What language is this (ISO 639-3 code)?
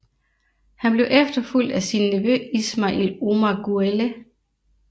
dan